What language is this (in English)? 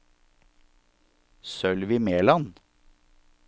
Norwegian